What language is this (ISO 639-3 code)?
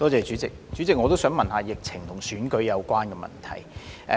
yue